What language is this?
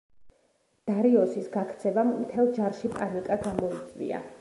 Georgian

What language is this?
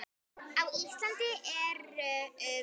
Icelandic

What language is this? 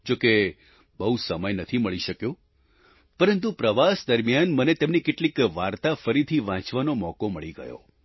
Gujarati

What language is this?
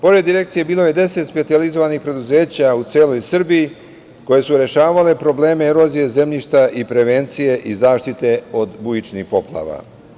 Serbian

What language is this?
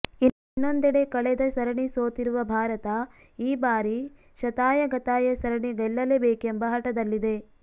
Kannada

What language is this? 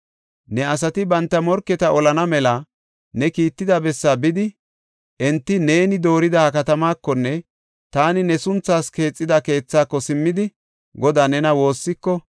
Gofa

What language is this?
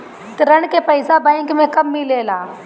Bhojpuri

